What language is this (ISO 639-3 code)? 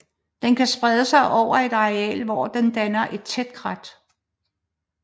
dan